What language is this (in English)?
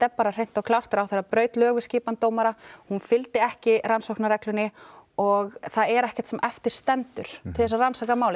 Icelandic